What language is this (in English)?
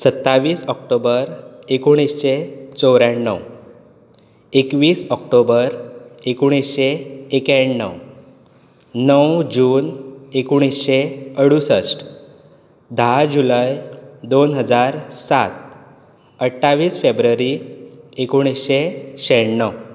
Konkani